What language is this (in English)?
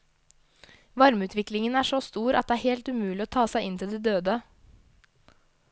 Norwegian